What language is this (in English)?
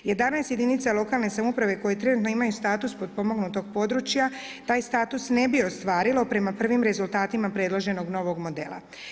Croatian